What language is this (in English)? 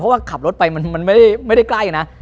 Thai